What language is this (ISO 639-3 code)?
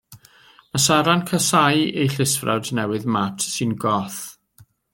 cym